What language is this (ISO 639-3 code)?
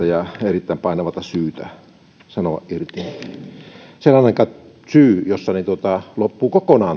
fin